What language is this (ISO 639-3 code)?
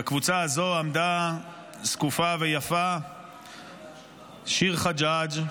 heb